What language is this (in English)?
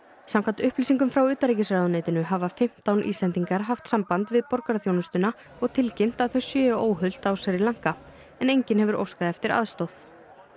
Icelandic